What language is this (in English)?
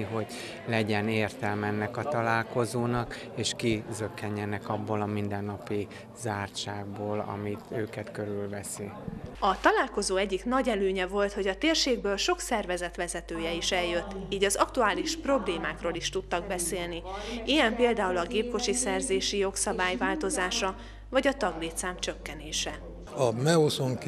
Hungarian